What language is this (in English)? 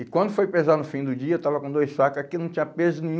Portuguese